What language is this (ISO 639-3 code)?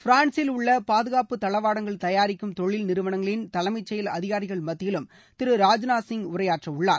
tam